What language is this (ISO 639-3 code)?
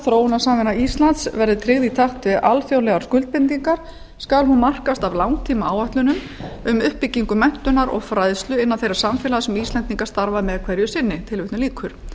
isl